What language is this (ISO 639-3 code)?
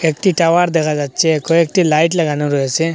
ben